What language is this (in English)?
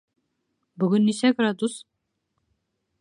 Bashkir